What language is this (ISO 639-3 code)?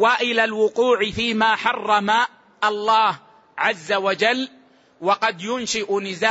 ara